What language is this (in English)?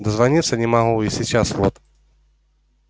Russian